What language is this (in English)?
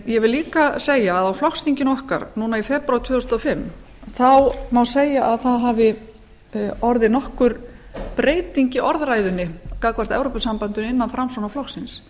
Icelandic